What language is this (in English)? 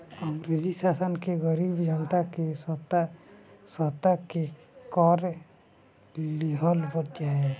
Bhojpuri